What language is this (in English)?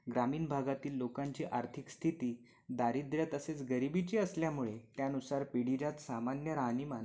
Marathi